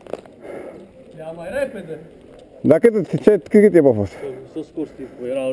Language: Romanian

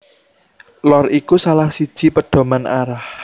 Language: Javanese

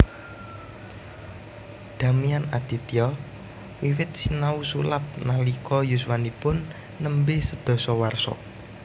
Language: Javanese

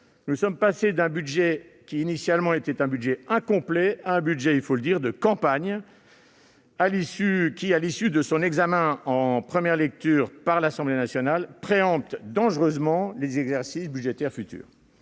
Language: French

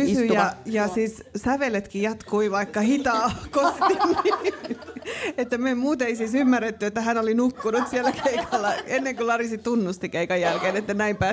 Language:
Finnish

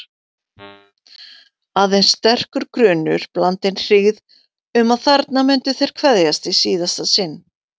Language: Icelandic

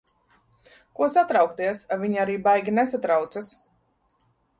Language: Latvian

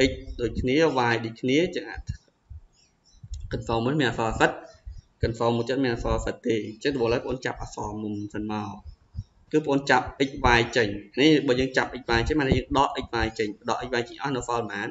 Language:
Vietnamese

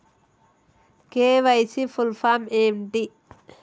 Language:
Telugu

